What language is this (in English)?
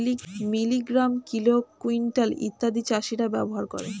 Bangla